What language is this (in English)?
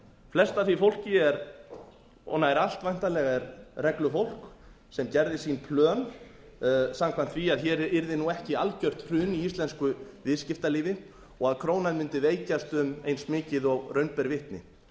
Icelandic